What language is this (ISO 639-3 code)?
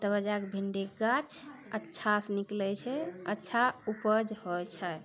mai